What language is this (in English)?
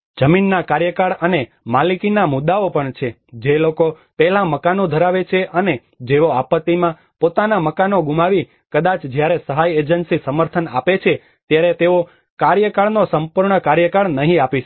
Gujarati